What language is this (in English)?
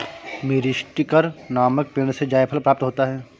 Hindi